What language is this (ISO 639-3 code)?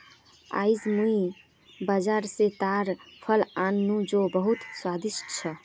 mag